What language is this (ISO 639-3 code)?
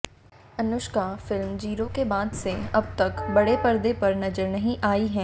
hin